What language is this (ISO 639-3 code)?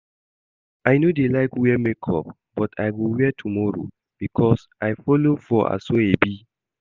pcm